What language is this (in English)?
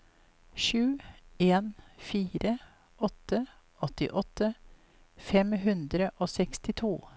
Norwegian